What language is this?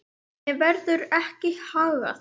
Icelandic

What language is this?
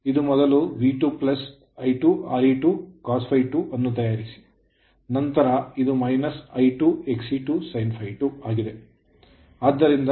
Kannada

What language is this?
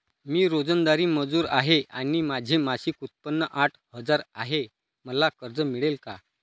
Marathi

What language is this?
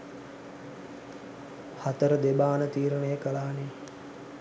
Sinhala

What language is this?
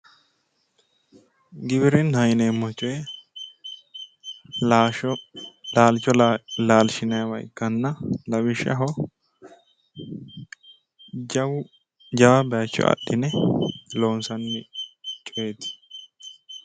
Sidamo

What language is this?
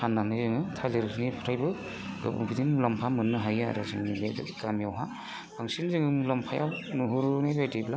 Bodo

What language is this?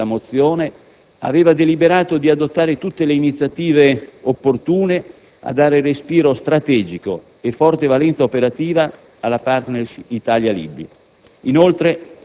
Italian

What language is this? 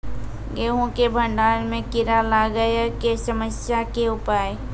Maithili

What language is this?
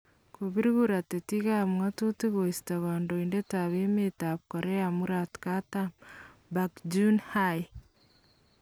Kalenjin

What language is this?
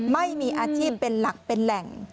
Thai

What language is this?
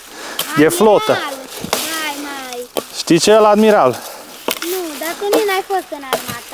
Romanian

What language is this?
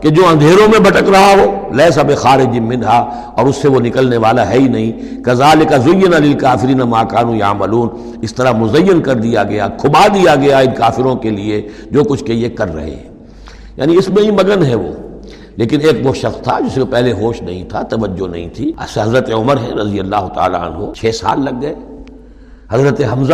Urdu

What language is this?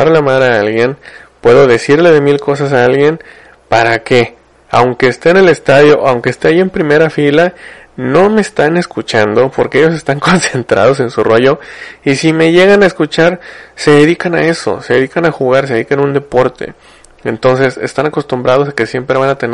Spanish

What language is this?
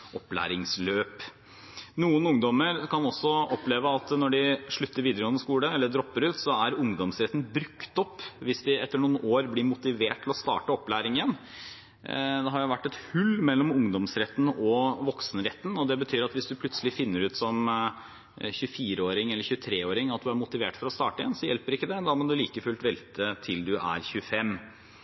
Norwegian Bokmål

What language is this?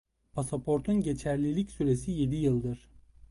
Turkish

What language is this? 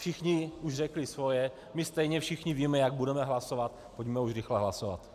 Czech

